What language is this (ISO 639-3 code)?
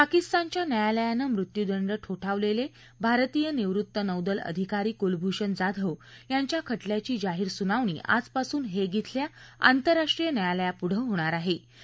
mar